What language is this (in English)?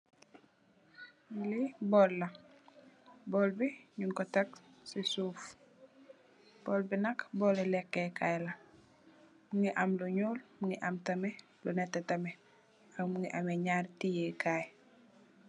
Wolof